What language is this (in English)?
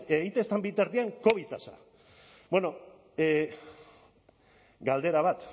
Basque